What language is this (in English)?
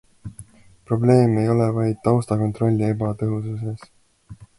Estonian